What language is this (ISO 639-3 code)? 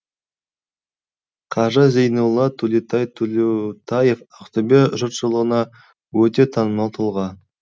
kaz